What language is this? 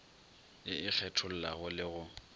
Northern Sotho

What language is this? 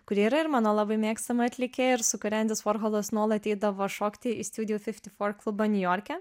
Lithuanian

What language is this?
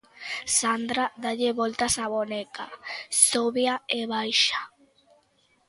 Galician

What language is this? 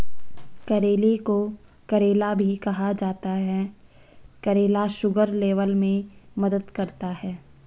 Hindi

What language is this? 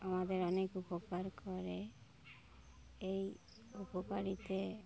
Bangla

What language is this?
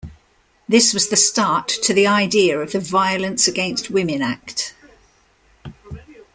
English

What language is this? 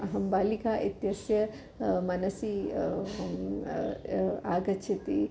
Sanskrit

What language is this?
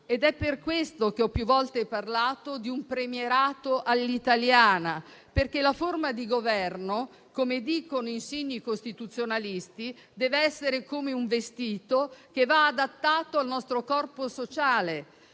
Italian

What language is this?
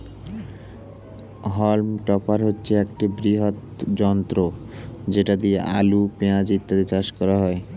Bangla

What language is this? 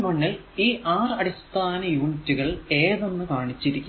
Malayalam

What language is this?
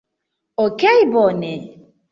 Esperanto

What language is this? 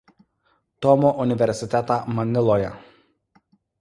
Lithuanian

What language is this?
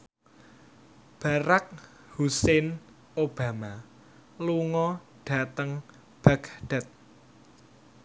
Javanese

